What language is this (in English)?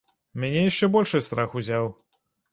Belarusian